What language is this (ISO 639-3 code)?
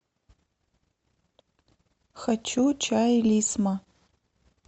rus